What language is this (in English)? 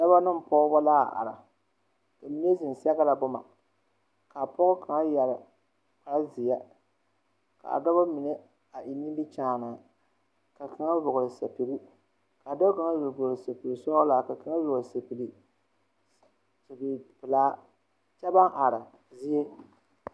Southern Dagaare